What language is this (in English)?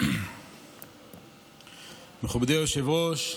Hebrew